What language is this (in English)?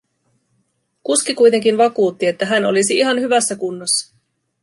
Finnish